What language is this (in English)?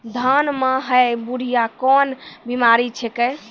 Maithili